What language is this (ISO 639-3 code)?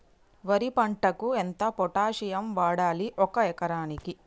tel